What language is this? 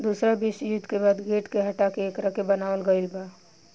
Bhojpuri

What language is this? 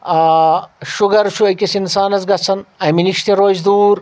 Kashmiri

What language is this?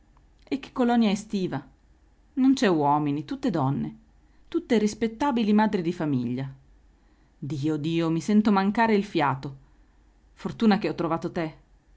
Italian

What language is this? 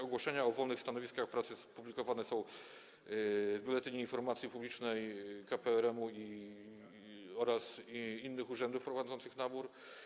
Polish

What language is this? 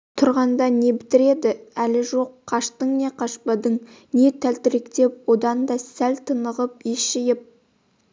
Kazakh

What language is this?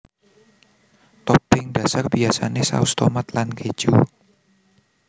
Javanese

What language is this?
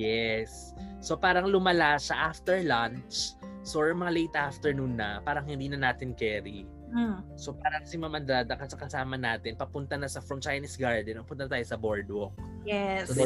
Filipino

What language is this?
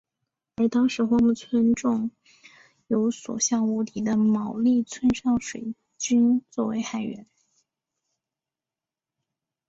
Chinese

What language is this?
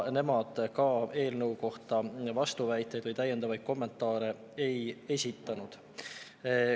Estonian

